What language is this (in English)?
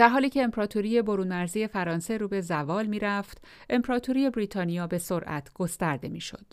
Persian